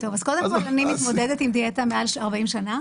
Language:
Hebrew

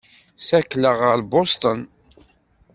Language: Kabyle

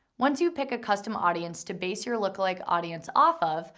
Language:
English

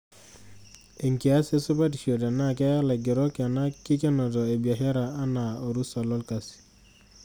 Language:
Masai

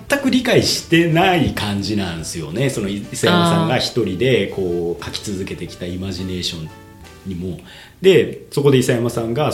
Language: Japanese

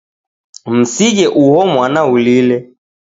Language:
Taita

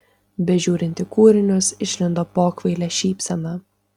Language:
Lithuanian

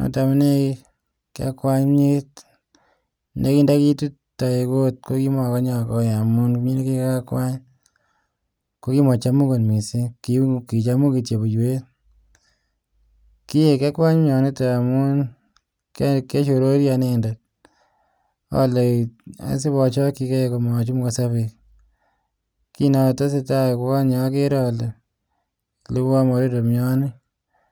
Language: Kalenjin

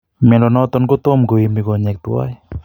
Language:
Kalenjin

